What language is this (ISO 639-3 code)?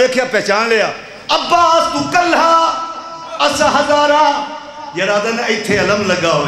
ara